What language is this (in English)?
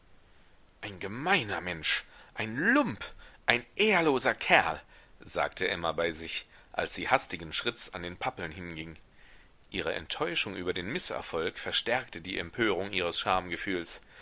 German